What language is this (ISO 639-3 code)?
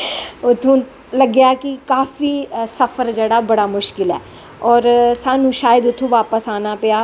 doi